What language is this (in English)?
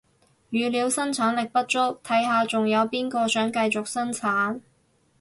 Cantonese